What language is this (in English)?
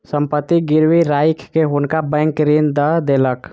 Maithili